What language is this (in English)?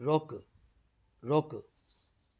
Sindhi